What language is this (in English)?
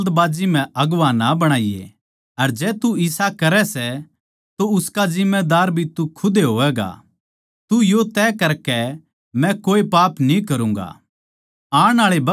Haryanvi